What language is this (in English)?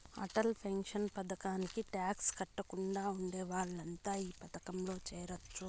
Telugu